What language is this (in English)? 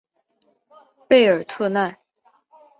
Chinese